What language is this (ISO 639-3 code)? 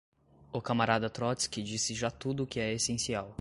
por